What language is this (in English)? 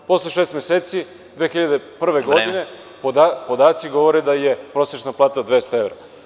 Serbian